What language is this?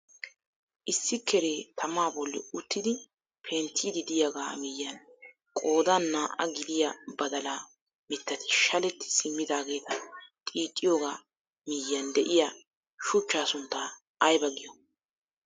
Wolaytta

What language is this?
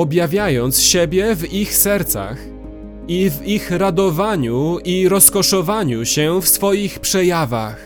Polish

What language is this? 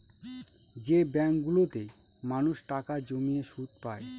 Bangla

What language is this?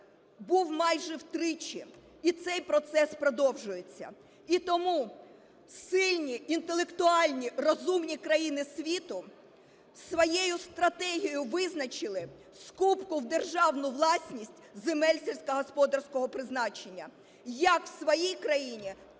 Ukrainian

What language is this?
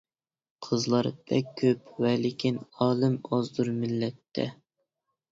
Uyghur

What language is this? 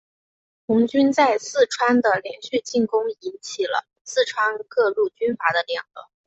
Chinese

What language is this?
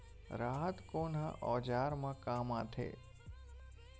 Chhattisgarhi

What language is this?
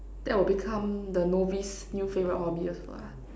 English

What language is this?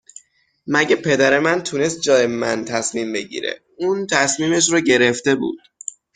Persian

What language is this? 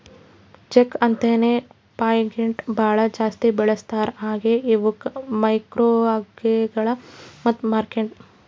Kannada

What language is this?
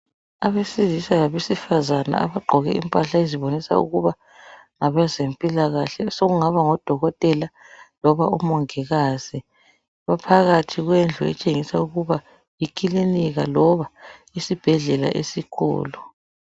North Ndebele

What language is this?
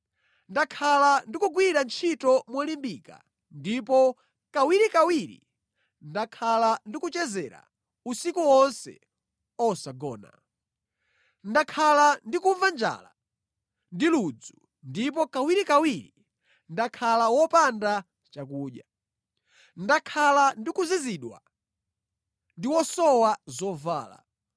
Nyanja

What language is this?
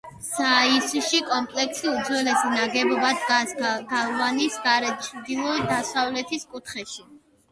Georgian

